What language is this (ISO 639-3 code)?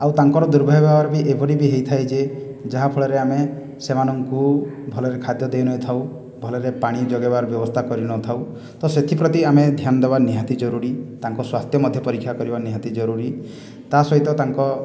ori